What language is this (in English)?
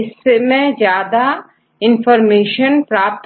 Hindi